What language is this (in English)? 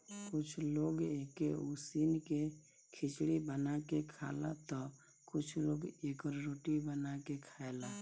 Bhojpuri